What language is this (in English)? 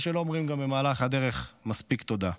Hebrew